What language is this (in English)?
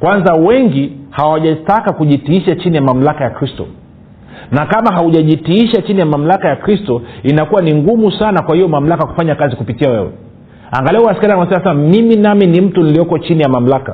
Swahili